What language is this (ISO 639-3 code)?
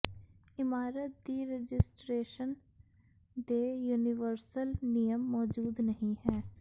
pan